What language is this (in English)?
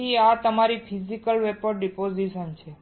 Gujarati